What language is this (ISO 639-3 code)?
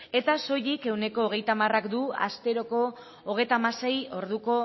eus